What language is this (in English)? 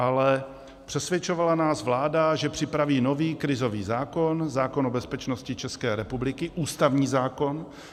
Czech